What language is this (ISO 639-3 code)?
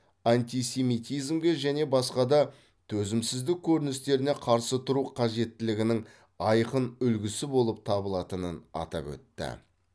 kaz